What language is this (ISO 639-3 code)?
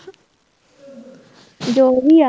pan